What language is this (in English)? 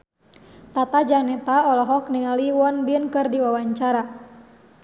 Sundanese